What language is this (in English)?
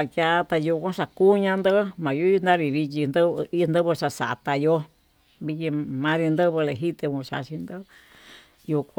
Tututepec Mixtec